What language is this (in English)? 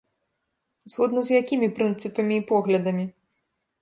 Belarusian